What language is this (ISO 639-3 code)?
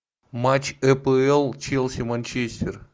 rus